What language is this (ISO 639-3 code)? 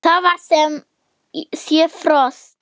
isl